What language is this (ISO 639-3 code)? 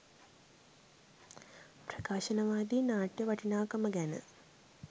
sin